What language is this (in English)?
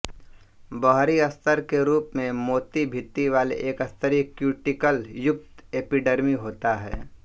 Hindi